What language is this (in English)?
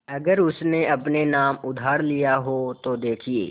Hindi